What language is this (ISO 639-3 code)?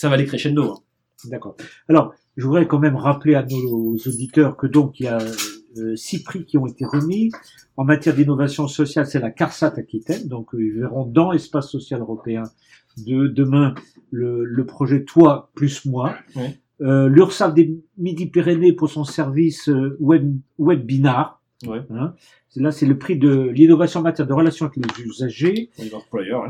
fra